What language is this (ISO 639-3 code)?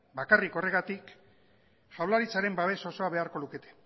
eus